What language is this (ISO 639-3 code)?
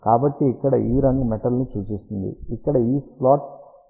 tel